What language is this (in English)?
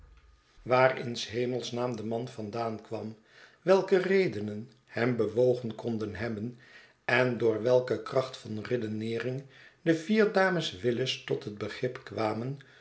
Dutch